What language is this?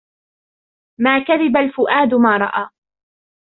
Arabic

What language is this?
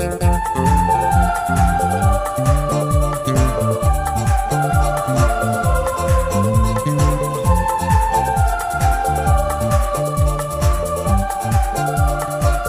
Hindi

